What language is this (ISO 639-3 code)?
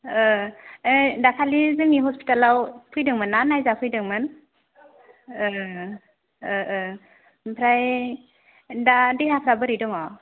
brx